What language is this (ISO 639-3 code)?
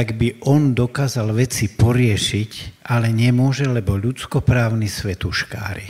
slk